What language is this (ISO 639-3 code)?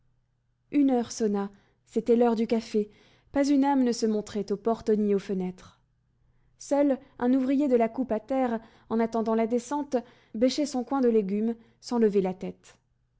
fra